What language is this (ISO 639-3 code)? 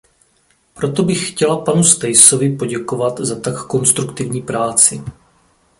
ces